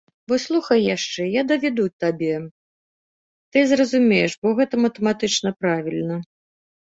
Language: Belarusian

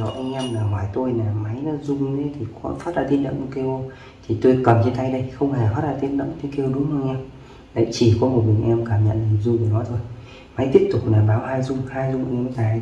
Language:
Vietnamese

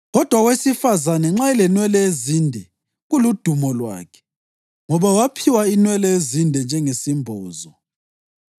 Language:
North Ndebele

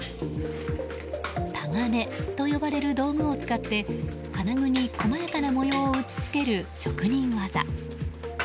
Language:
Japanese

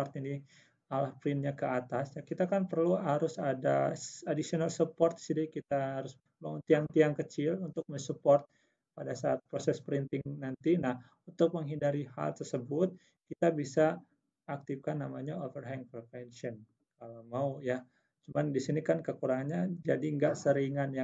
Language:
Indonesian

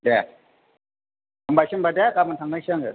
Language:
Bodo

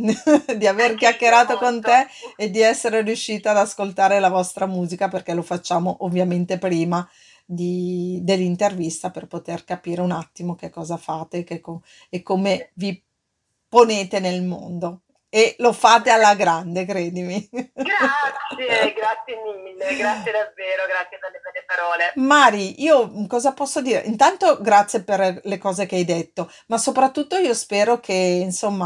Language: Italian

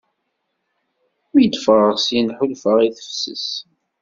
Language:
Kabyle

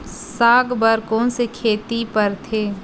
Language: Chhattisgarhi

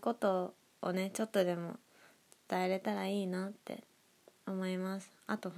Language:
Japanese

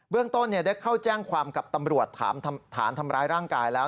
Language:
Thai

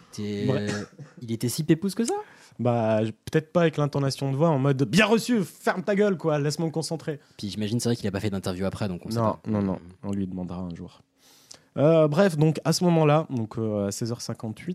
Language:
French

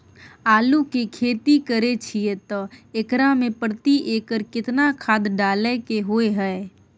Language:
Maithili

